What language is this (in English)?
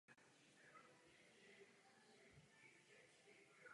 Czech